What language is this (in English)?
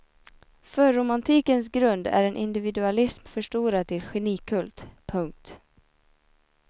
Swedish